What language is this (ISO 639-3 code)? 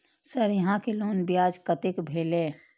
mai